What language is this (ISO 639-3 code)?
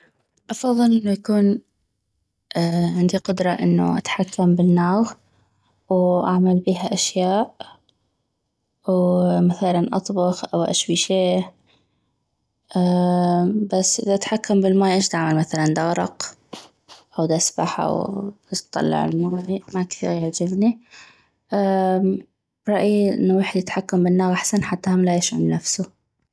ayp